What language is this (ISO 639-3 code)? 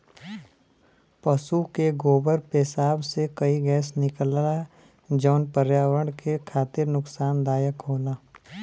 bho